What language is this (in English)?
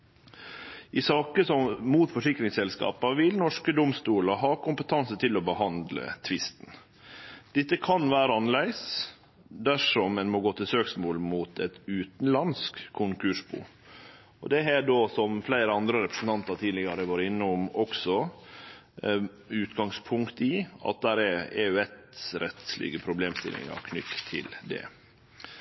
Norwegian Nynorsk